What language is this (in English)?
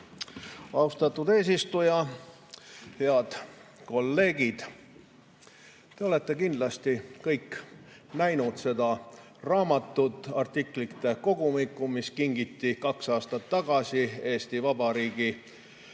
Estonian